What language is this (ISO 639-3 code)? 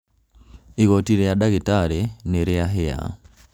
kik